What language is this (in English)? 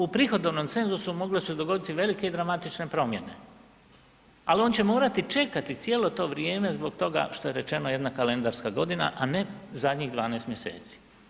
Croatian